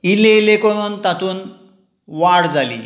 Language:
Konkani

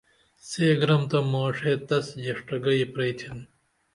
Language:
Dameli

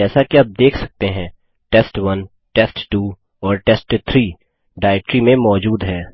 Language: Hindi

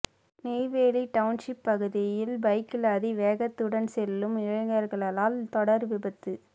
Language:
Tamil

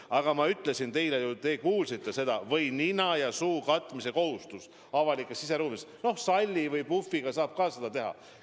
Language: Estonian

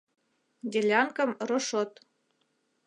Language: Mari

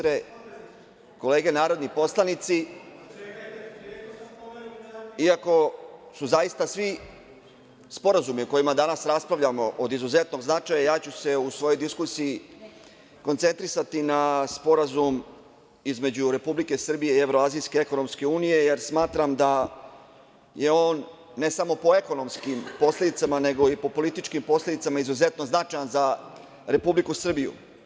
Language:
Serbian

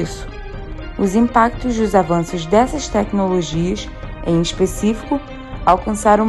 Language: Portuguese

